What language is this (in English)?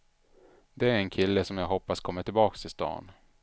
Swedish